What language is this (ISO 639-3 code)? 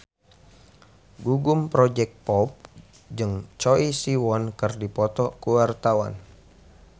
sun